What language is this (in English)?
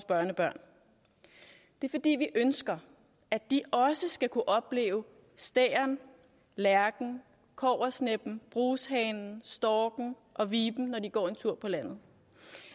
Danish